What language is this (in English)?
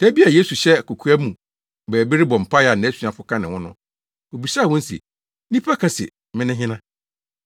Akan